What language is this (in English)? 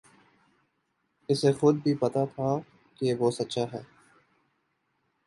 Urdu